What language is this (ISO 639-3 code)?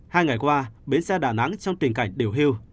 vie